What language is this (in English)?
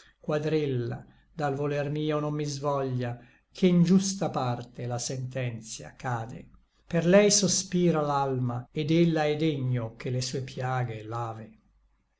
Italian